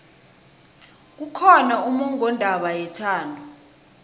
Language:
South Ndebele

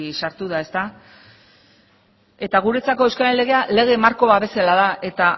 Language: Basque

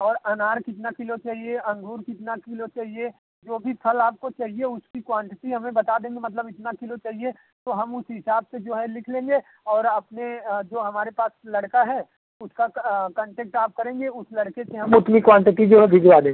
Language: Hindi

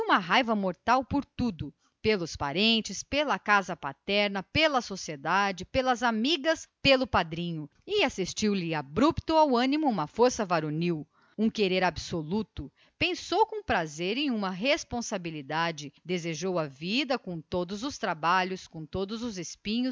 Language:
Portuguese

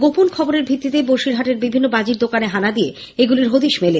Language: Bangla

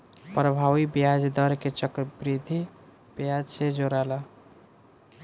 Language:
Bhojpuri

